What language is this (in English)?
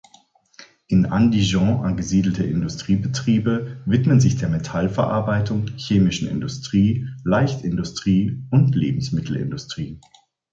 German